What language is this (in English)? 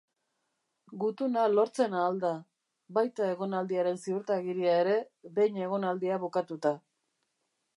Basque